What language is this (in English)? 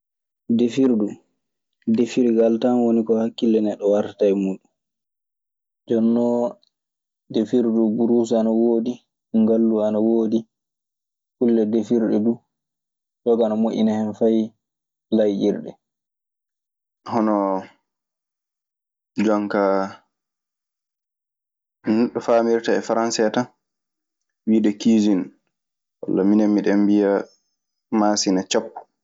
Maasina Fulfulde